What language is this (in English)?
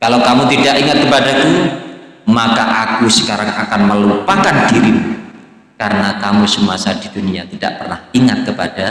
Indonesian